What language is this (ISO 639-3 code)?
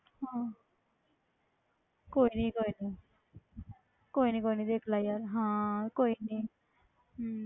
pan